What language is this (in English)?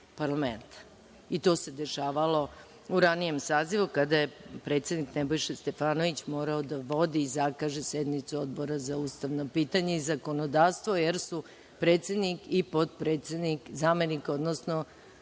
Serbian